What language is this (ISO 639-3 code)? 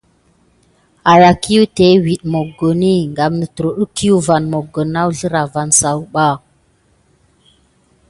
gid